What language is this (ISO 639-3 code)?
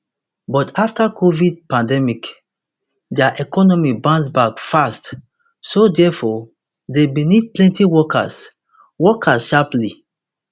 pcm